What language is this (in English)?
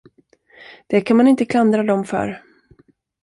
Swedish